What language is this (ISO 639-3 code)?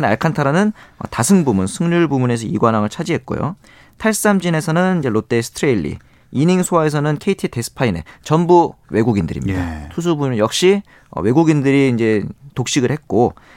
kor